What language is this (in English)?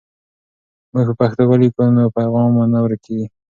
Pashto